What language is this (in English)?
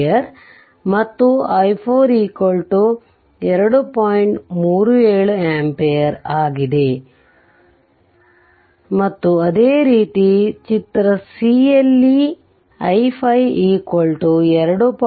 Kannada